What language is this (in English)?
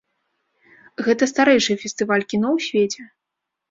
Belarusian